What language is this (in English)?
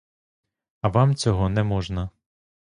Ukrainian